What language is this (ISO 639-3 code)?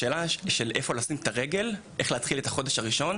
heb